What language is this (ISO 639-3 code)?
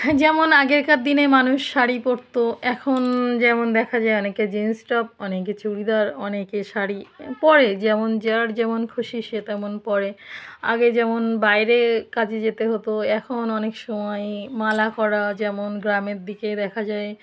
ben